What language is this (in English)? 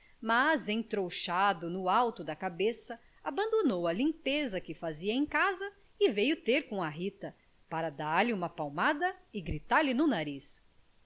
Portuguese